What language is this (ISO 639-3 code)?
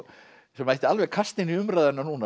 isl